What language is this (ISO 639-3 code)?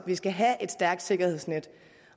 dan